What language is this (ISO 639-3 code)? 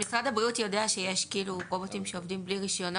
heb